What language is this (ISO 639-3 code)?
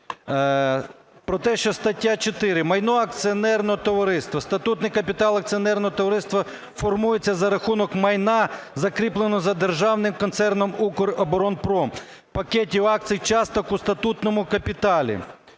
ukr